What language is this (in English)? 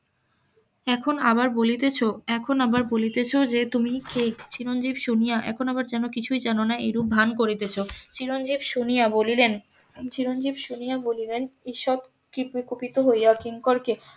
Bangla